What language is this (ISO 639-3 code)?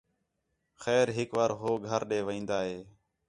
xhe